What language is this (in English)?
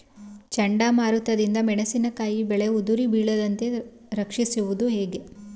Kannada